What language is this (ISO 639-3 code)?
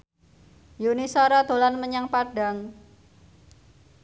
jav